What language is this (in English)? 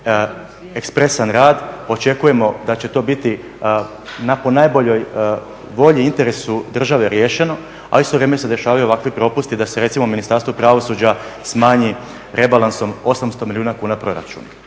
Croatian